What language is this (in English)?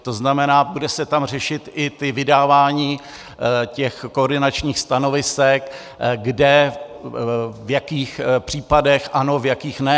Czech